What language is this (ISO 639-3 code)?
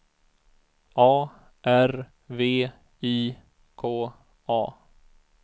swe